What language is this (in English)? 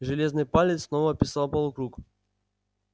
Russian